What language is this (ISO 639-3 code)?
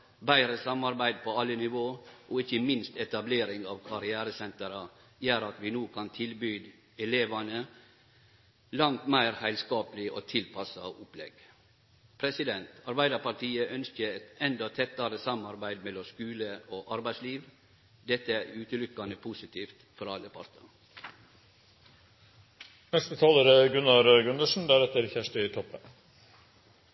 nno